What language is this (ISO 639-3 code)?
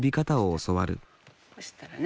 jpn